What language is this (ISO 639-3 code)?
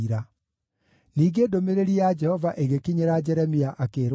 kik